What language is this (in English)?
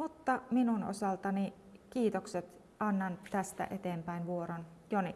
Finnish